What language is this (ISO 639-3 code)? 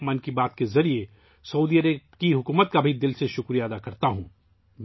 urd